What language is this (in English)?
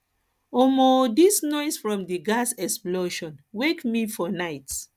Nigerian Pidgin